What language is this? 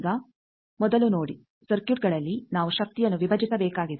Kannada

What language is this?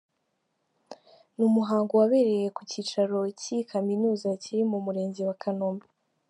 Kinyarwanda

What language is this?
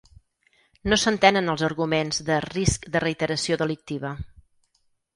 Catalan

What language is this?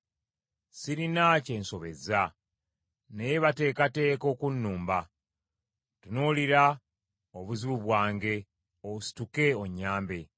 Ganda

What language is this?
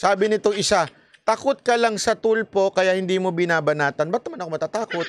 Filipino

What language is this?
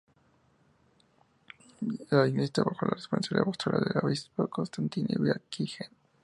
Spanish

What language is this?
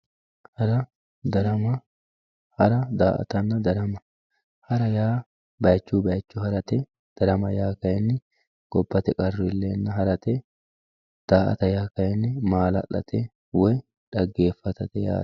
Sidamo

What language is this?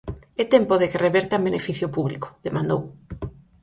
Galician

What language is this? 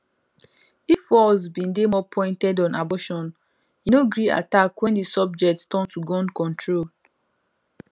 Nigerian Pidgin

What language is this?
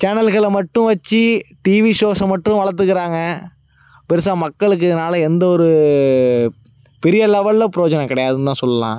Tamil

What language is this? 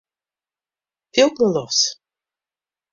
Western Frisian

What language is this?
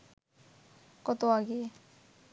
Bangla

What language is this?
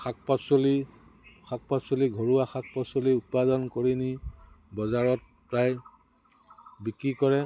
Assamese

